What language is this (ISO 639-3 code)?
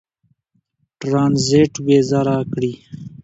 pus